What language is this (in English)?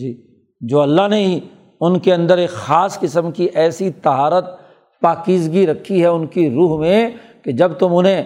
Urdu